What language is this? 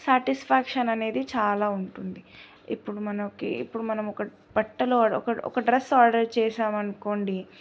Telugu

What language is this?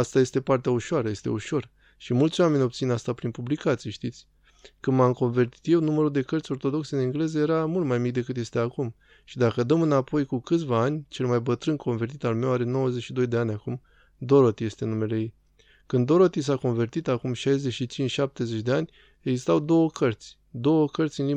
Romanian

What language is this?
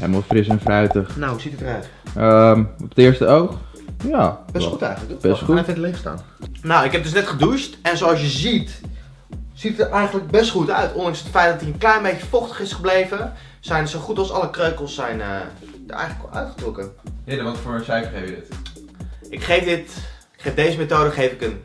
Dutch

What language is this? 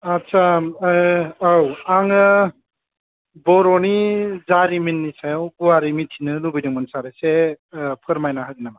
Bodo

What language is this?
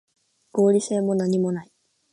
Japanese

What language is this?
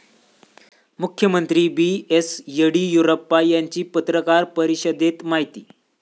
Marathi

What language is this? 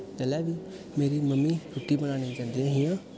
Dogri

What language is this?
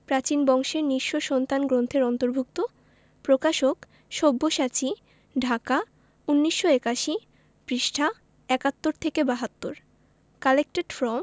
Bangla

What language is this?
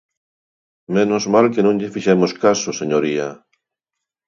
Galician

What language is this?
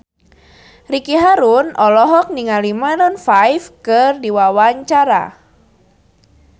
Sundanese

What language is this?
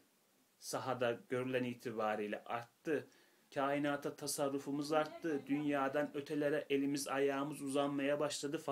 Turkish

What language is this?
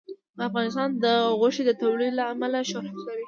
Pashto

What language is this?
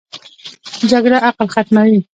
Pashto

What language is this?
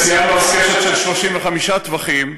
Hebrew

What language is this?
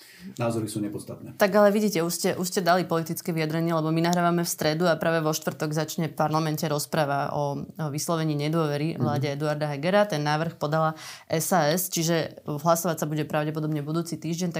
Slovak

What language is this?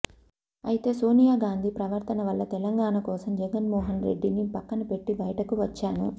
Telugu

